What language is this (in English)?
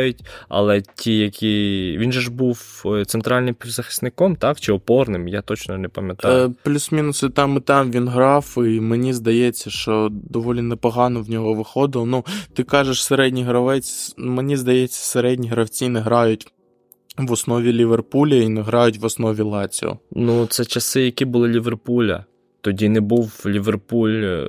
Ukrainian